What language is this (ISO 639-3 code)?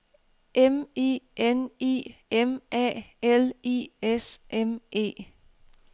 dan